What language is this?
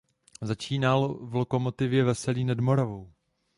Czech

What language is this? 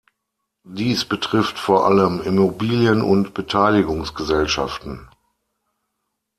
German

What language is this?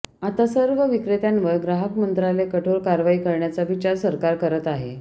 Marathi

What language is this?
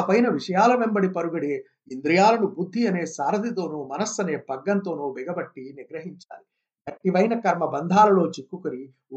Telugu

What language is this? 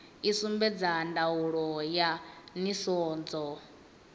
Venda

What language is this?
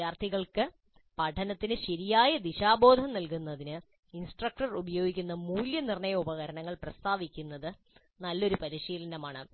Malayalam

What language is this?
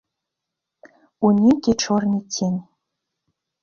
Belarusian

